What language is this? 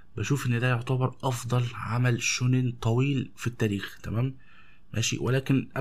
Arabic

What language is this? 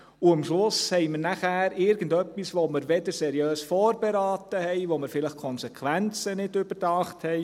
Swiss German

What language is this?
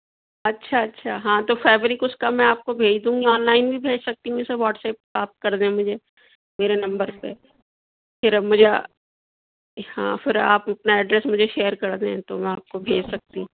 Urdu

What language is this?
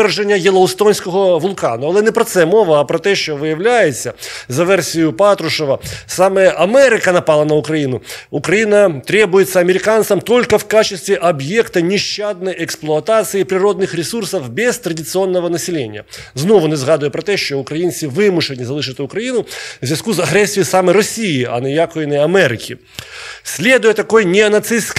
Ukrainian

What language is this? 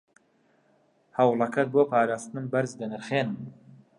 Central Kurdish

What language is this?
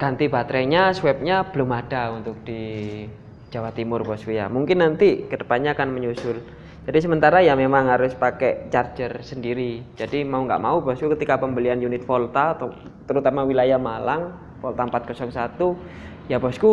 Indonesian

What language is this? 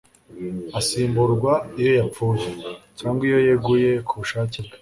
Kinyarwanda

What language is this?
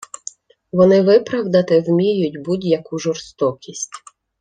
Ukrainian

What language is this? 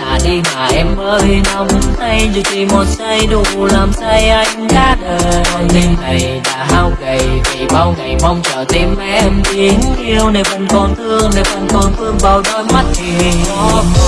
Vietnamese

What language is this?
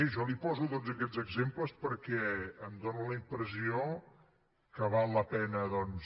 Catalan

